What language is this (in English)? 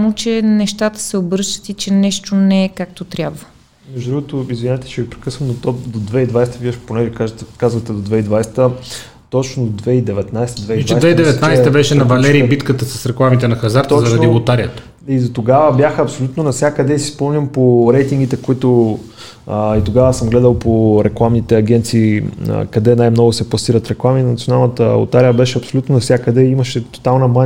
Bulgarian